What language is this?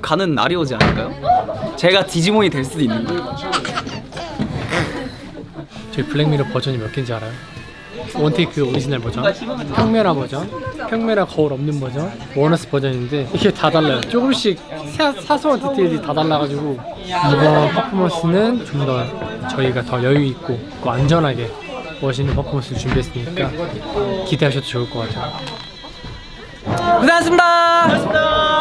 Korean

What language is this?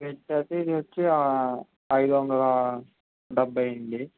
Telugu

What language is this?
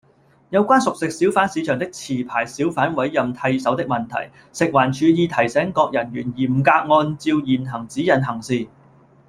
Cantonese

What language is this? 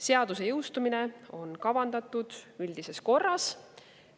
Estonian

